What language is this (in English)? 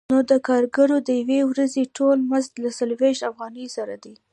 Pashto